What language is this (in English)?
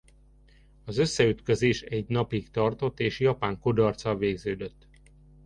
Hungarian